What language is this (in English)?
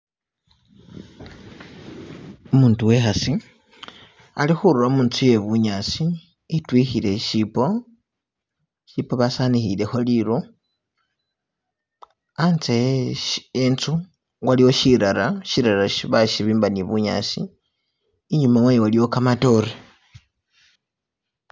Masaaba